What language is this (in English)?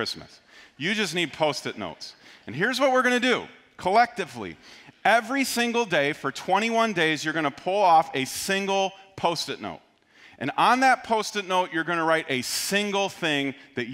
English